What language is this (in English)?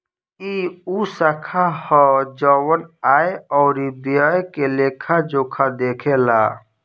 Bhojpuri